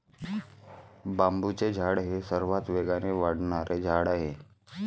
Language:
Marathi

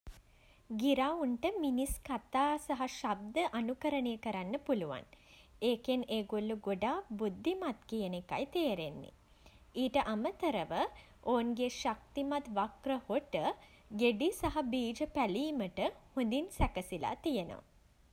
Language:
Sinhala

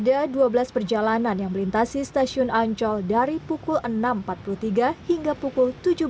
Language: Indonesian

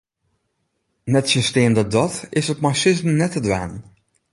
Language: Western Frisian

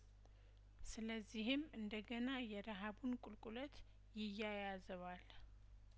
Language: Amharic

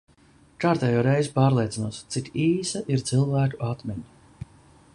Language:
Latvian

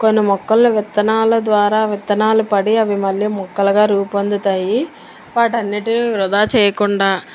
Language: Telugu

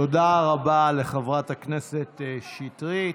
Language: Hebrew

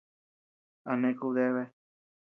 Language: Tepeuxila Cuicatec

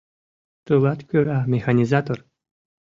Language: Mari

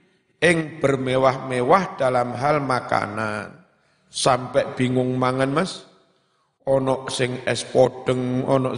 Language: Indonesian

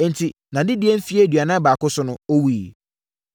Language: Akan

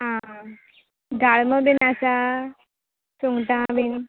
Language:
Konkani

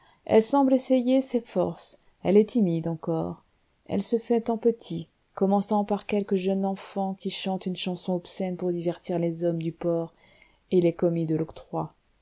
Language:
French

